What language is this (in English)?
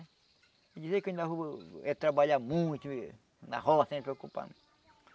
Portuguese